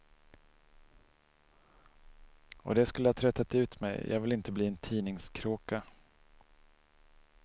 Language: Swedish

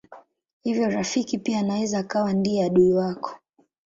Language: Swahili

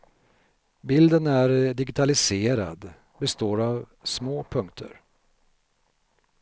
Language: Swedish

